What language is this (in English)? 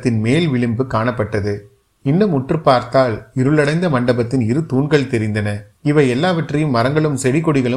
Tamil